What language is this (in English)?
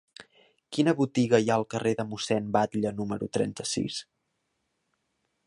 Catalan